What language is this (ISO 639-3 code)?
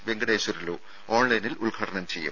mal